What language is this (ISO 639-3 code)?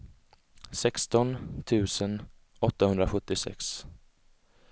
swe